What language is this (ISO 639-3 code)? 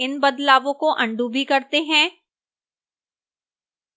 hin